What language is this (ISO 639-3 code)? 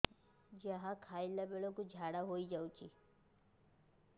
ori